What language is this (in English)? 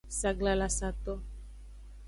Aja (Benin)